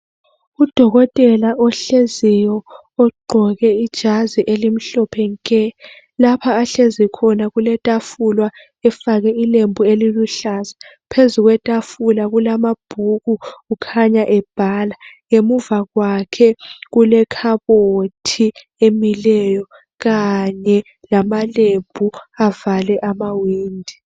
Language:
North Ndebele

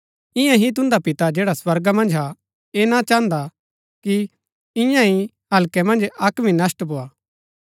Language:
Gaddi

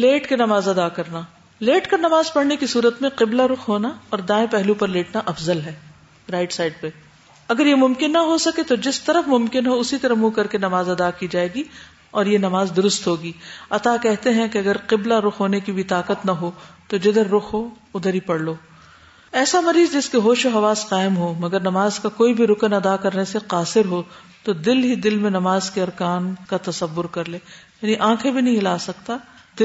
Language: Urdu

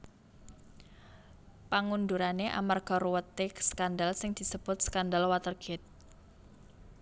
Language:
Javanese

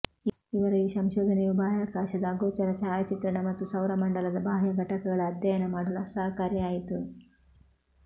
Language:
Kannada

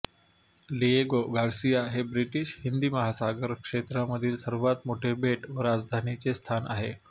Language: Marathi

